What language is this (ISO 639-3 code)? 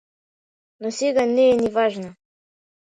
mkd